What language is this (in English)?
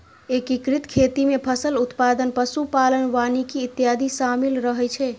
Maithili